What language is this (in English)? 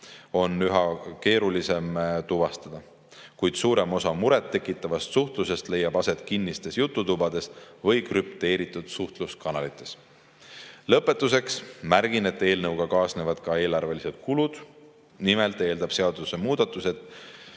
Estonian